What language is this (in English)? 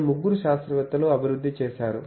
Telugu